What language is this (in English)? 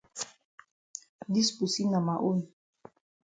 Cameroon Pidgin